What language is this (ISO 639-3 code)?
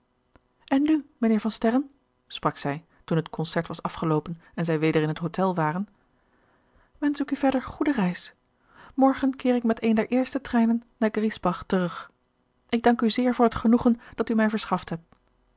nld